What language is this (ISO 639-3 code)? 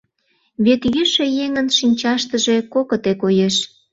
chm